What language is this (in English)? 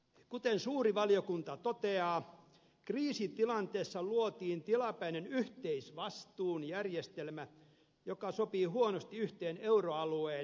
Finnish